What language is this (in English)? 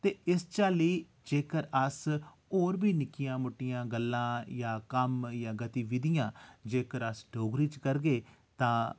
Dogri